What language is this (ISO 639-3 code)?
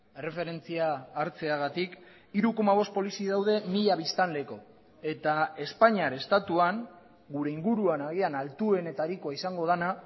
eus